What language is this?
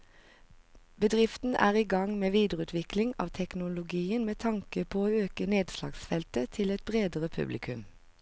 Norwegian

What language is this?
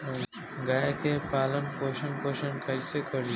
Bhojpuri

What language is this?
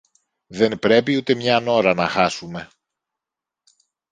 Greek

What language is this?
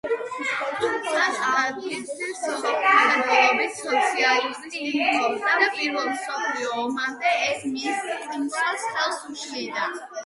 Georgian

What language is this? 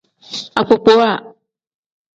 Tem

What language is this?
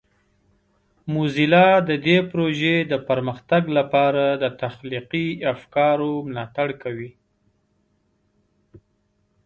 Pashto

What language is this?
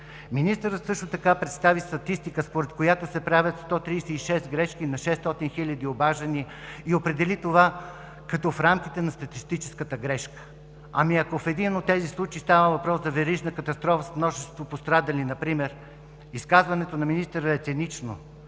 Bulgarian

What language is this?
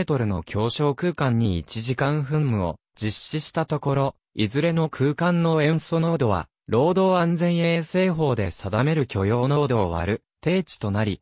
Japanese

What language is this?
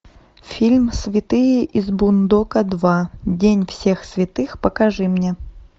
Russian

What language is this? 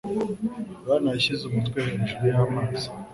Kinyarwanda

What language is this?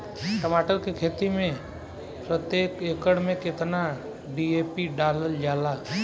Bhojpuri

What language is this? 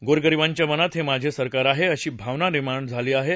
Marathi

